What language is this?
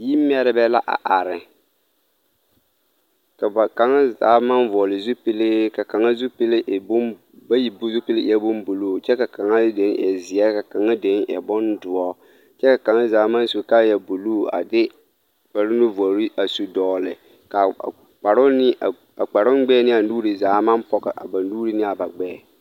Southern Dagaare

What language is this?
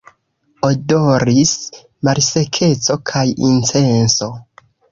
Esperanto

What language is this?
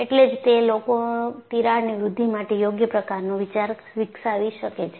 Gujarati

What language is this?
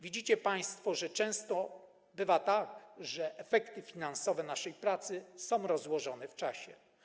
Polish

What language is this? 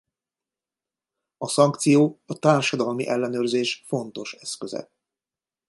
Hungarian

